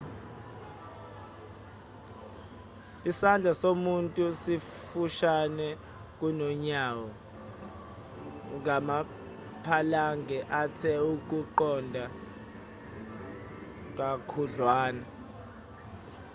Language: Zulu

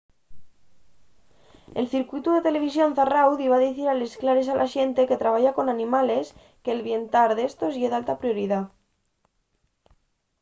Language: Asturian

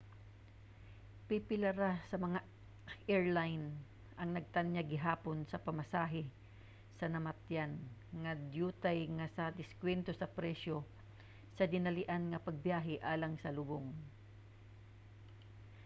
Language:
Cebuano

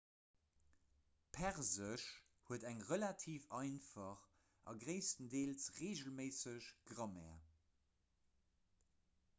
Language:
Luxembourgish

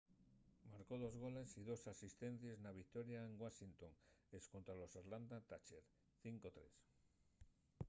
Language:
Asturian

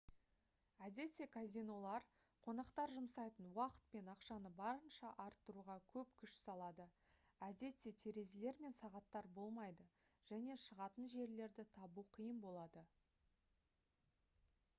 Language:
Kazakh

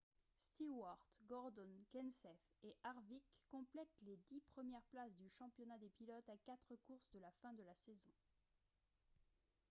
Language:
French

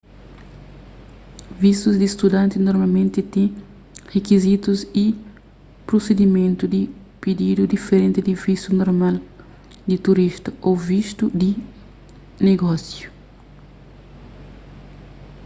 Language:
Kabuverdianu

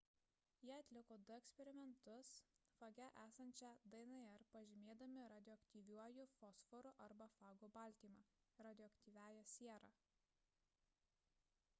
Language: Lithuanian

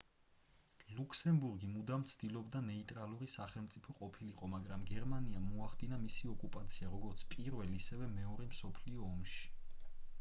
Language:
Georgian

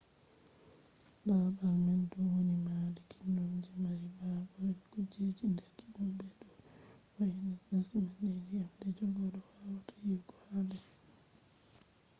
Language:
Fula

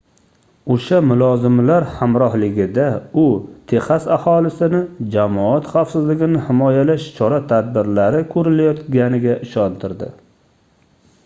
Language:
Uzbek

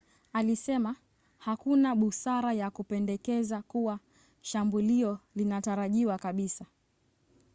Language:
Swahili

